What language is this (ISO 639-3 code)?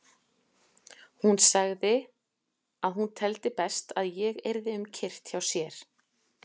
isl